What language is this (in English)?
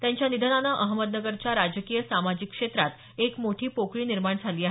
Marathi